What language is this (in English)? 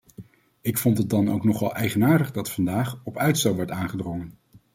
Dutch